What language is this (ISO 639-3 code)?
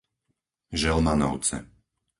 slk